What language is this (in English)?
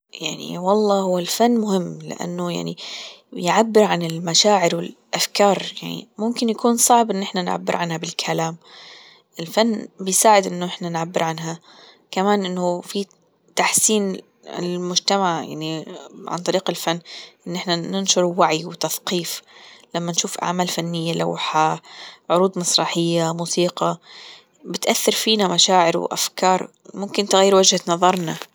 Gulf Arabic